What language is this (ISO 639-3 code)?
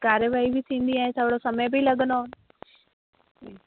snd